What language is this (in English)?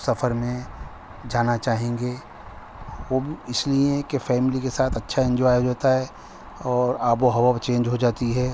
Urdu